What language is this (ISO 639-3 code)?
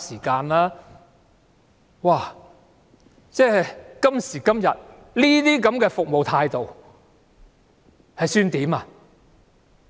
yue